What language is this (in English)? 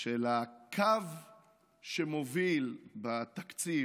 Hebrew